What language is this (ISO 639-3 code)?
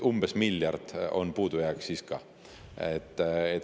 est